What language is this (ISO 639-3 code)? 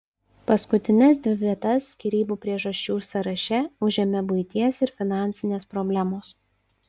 lit